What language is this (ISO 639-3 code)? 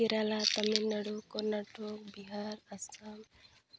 sat